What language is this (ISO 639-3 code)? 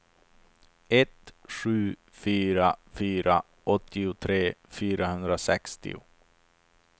swe